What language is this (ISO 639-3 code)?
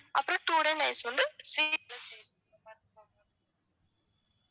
tam